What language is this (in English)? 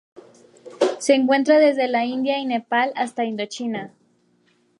Spanish